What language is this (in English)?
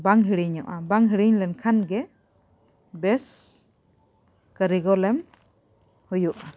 Santali